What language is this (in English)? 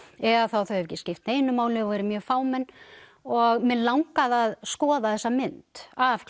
Icelandic